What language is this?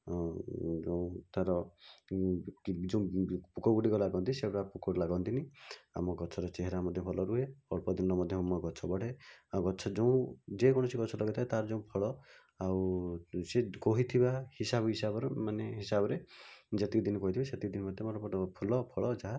Odia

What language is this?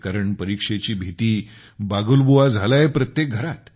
Marathi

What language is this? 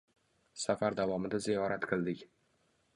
Uzbek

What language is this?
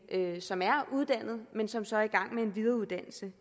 Danish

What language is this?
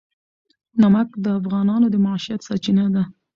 Pashto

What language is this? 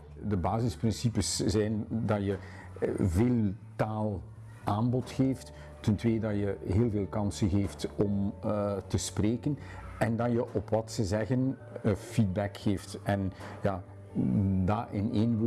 Dutch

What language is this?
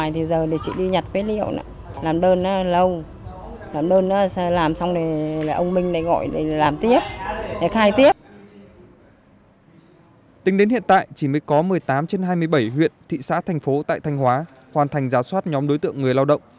Vietnamese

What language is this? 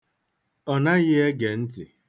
Igbo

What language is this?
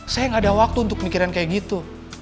Indonesian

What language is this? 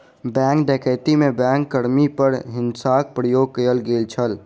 Maithili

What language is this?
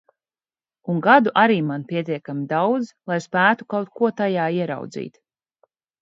Latvian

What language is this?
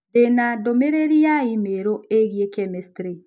Kikuyu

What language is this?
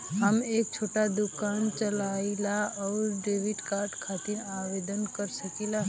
Bhojpuri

